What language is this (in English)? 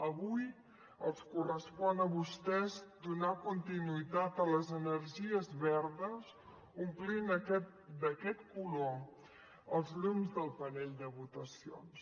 Catalan